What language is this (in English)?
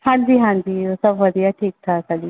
Punjabi